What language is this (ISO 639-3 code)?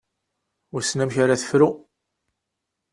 kab